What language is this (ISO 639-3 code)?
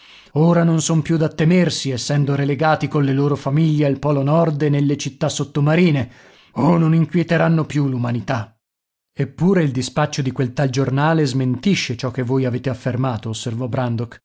ita